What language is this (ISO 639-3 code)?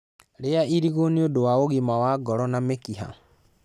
kik